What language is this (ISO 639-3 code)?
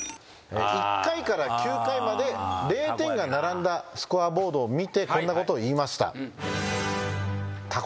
jpn